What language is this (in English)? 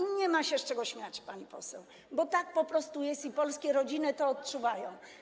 Polish